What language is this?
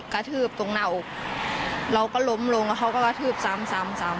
Thai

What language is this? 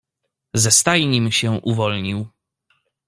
Polish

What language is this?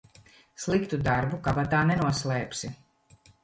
Latvian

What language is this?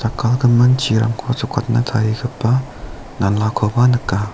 Garo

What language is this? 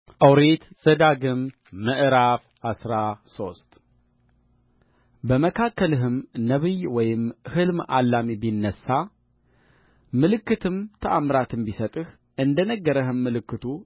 Amharic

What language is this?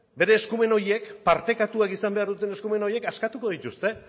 Basque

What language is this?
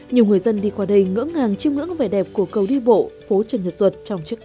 Vietnamese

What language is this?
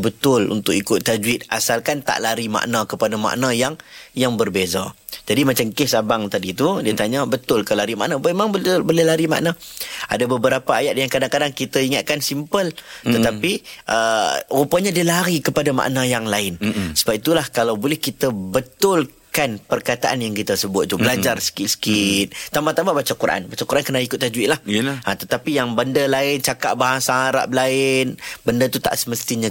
Malay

